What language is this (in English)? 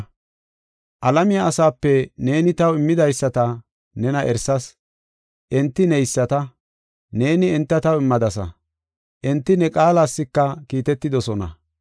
Gofa